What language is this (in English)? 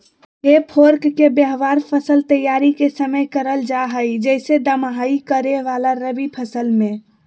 Magahi